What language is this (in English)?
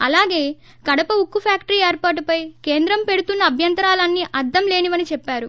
Telugu